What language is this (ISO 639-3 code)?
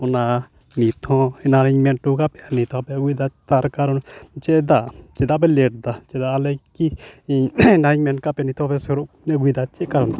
sat